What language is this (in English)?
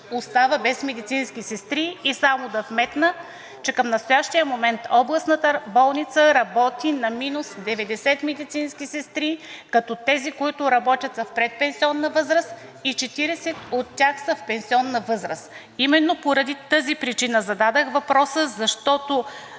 Bulgarian